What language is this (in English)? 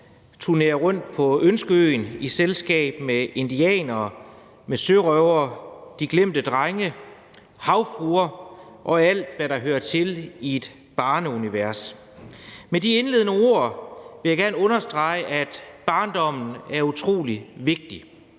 Danish